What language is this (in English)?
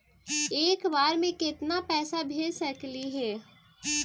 Magahi